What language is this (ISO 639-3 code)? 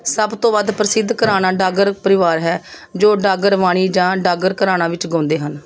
pan